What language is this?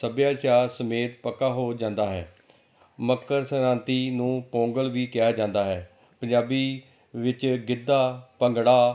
Punjabi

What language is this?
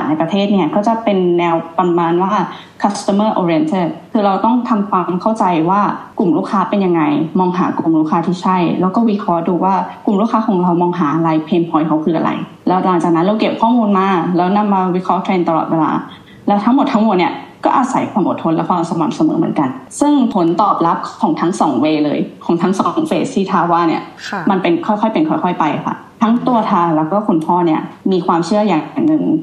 Thai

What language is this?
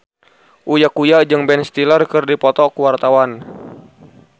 Sundanese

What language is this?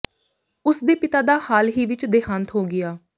Punjabi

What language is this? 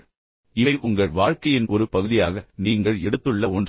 Tamil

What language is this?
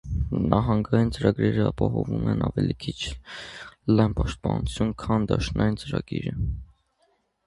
Armenian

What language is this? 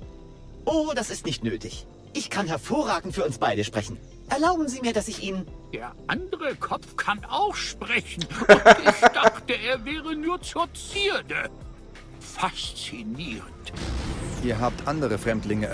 German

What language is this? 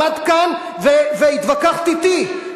Hebrew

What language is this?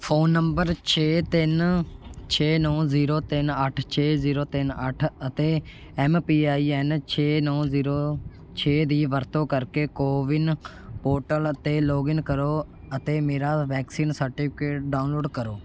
Punjabi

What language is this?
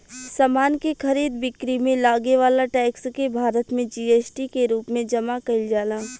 Bhojpuri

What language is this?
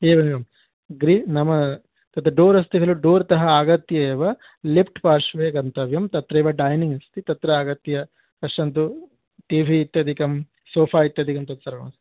Sanskrit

